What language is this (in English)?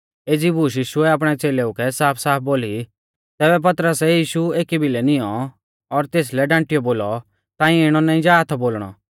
Mahasu Pahari